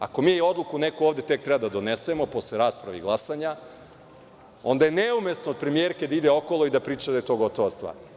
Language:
Serbian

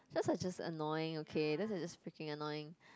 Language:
English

